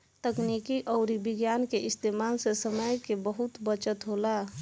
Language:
Bhojpuri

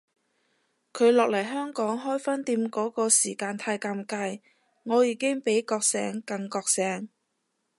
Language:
Cantonese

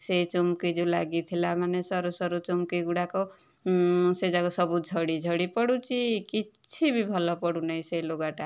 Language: Odia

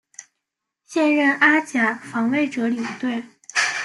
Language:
Chinese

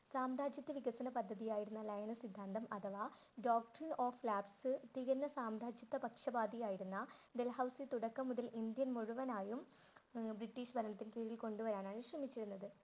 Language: Malayalam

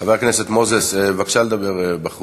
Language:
Hebrew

